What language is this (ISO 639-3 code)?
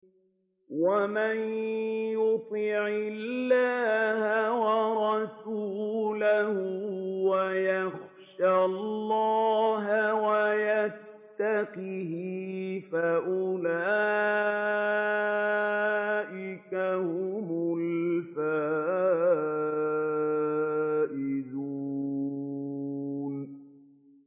ara